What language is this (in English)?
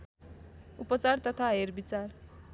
Nepali